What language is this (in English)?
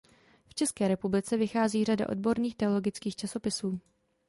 Czech